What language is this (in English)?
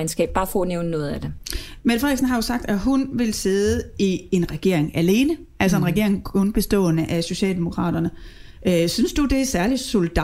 Danish